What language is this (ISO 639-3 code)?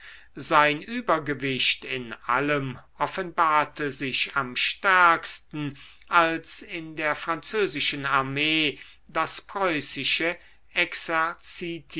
deu